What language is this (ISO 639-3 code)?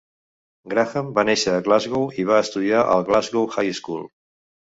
cat